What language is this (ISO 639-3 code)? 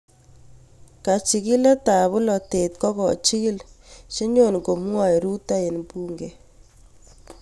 kln